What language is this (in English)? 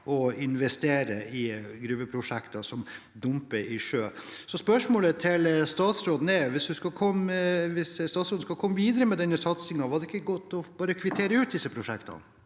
Norwegian